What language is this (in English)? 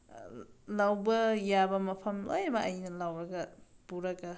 Manipuri